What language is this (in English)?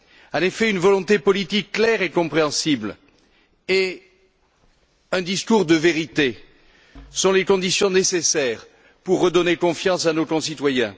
French